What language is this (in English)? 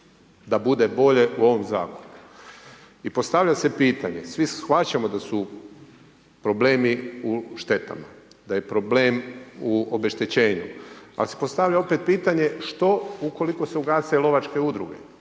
Croatian